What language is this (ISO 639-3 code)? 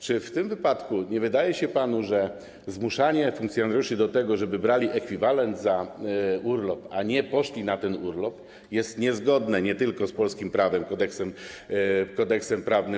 pol